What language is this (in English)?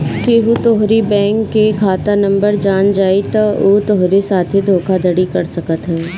Bhojpuri